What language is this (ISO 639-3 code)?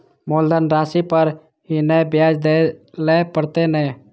mai